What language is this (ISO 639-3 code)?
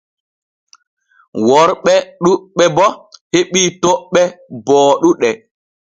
fue